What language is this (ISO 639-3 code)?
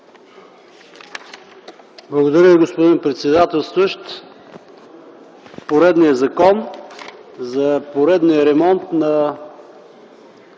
bul